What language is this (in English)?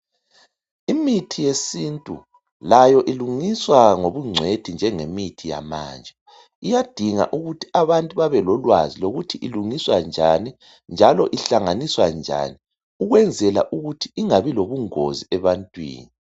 North Ndebele